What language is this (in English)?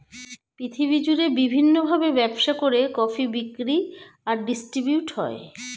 Bangla